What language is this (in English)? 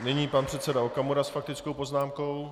Czech